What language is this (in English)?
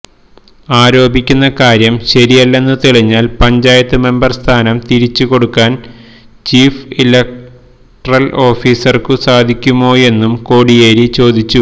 Malayalam